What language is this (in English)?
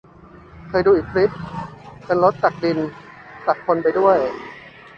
Thai